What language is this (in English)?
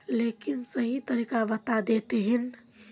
Magahi